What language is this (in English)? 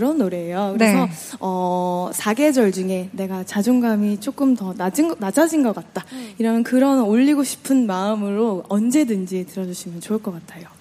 Korean